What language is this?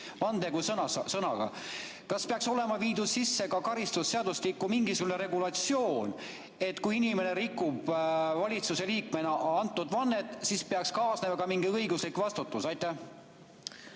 Estonian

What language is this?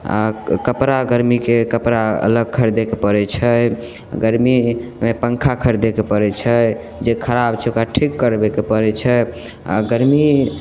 Maithili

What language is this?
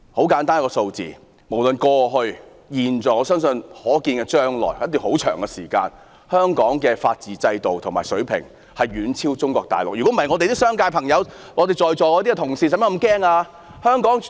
Cantonese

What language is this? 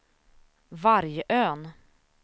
Swedish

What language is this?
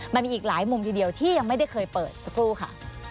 Thai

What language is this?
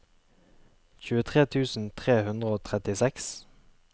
Norwegian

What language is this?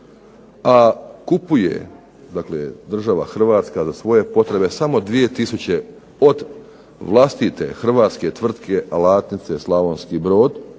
Croatian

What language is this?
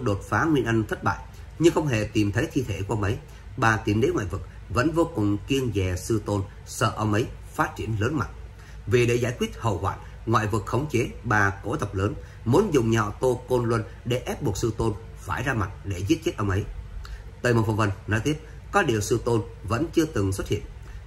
Vietnamese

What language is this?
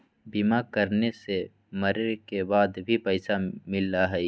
Magahi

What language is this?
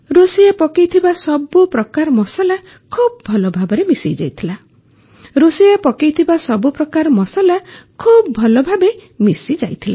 Odia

